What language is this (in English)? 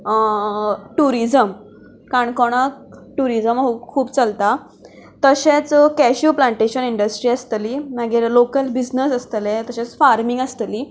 Konkani